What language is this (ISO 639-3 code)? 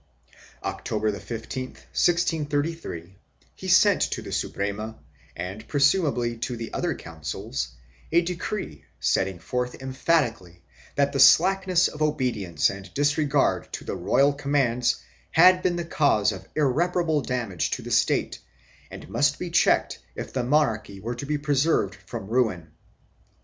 eng